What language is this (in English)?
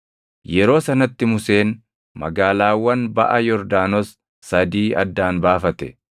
Oromo